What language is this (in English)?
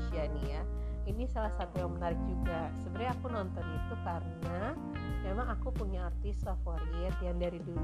Indonesian